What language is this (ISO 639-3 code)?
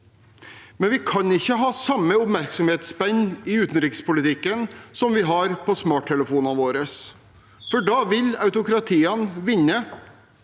nor